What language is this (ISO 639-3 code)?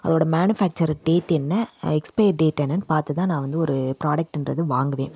tam